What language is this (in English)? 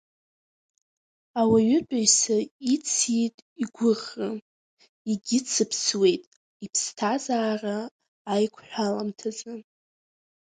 Abkhazian